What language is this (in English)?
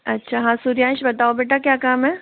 Hindi